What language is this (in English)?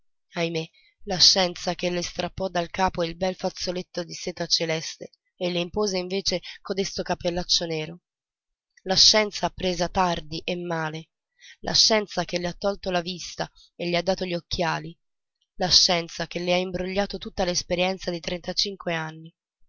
Italian